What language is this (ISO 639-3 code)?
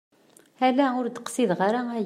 kab